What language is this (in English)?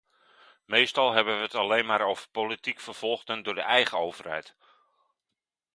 Dutch